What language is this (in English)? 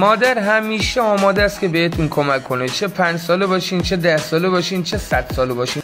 Persian